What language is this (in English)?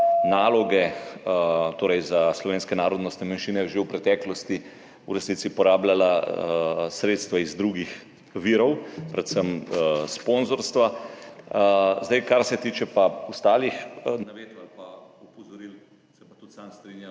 Slovenian